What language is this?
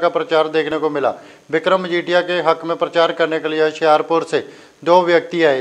Italian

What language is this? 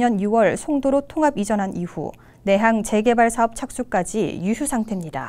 Korean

